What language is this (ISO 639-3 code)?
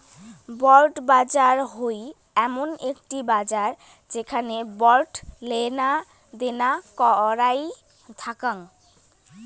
ben